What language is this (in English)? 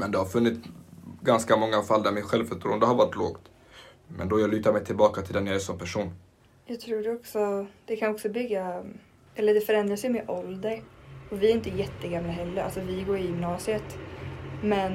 Swedish